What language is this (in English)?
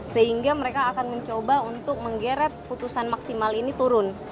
Indonesian